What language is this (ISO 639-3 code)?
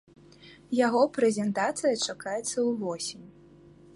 bel